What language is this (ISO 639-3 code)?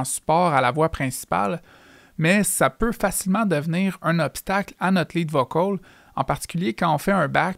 fra